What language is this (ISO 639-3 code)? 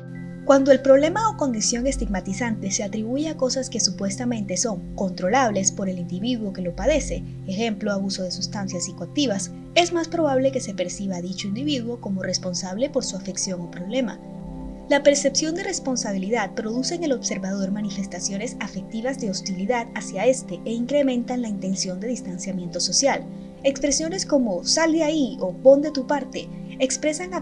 spa